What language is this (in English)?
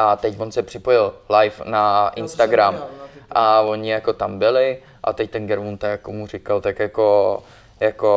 Czech